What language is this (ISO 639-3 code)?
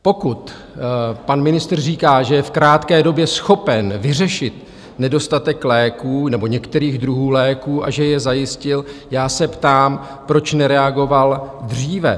ces